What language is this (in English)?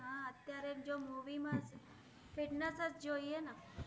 Gujarati